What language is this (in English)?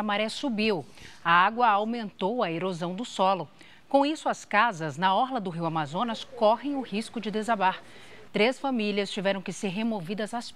Portuguese